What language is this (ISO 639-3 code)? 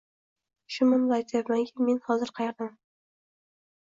uzb